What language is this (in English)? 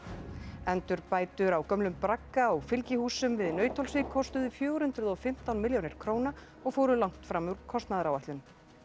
Icelandic